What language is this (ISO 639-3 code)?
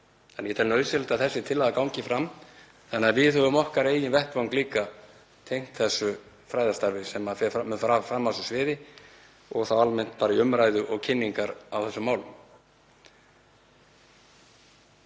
isl